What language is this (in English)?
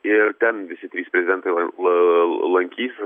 Lithuanian